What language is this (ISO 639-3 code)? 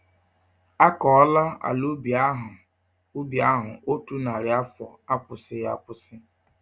ibo